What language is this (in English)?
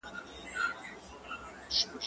Pashto